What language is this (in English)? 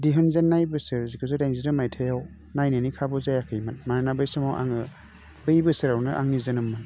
Bodo